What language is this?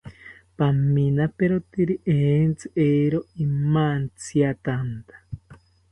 South Ucayali Ashéninka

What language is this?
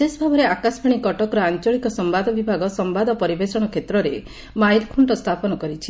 Odia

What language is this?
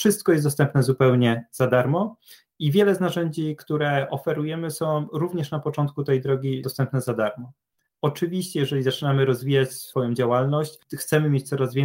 Polish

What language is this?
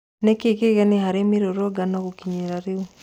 Kikuyu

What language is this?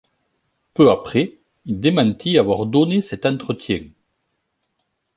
French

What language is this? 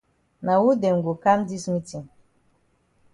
Cameroon Pidgin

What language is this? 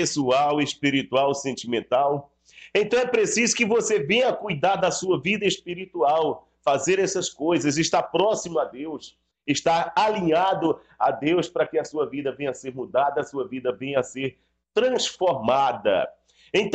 Portuguese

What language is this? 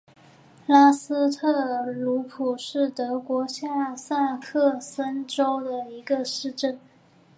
Chinese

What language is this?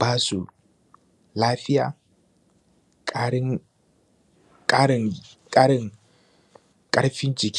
Hausa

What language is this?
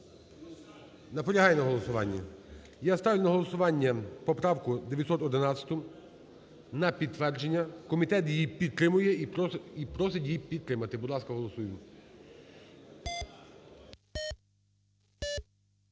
Ukrainian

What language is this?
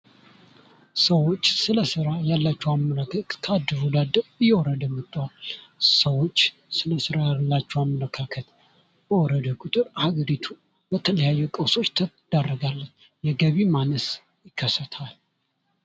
Amharic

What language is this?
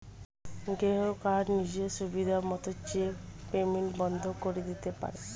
Bangla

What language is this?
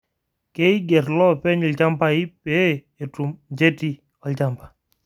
Masai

